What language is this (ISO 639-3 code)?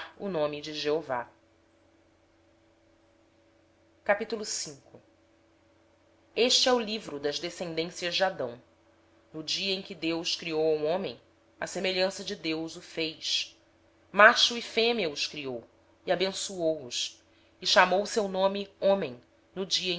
por